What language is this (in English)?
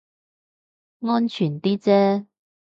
Cantonese